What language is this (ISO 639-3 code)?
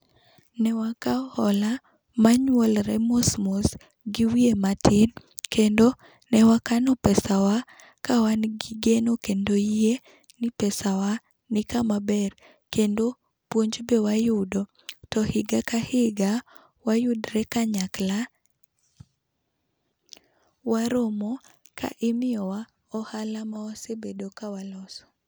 luo